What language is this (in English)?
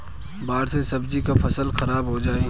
Bhojpuri